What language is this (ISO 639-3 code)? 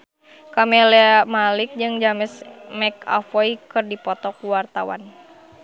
sun